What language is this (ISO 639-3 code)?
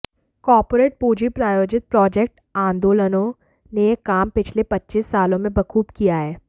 hin